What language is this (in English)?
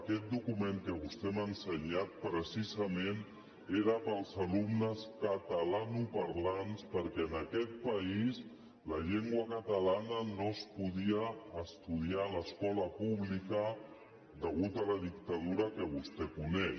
Catalan